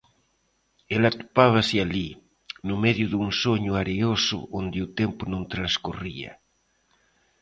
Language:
Galician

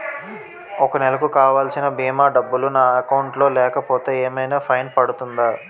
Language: Telugu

